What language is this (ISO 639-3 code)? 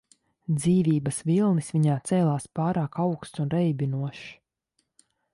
lav